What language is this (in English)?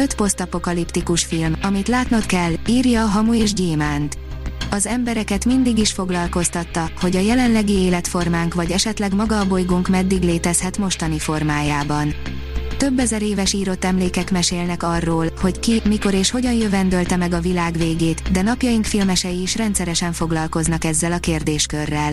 Hungarian